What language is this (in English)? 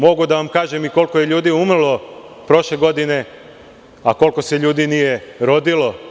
Serbian